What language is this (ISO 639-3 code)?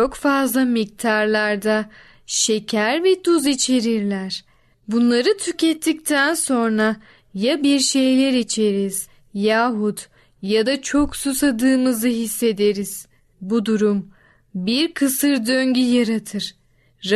tur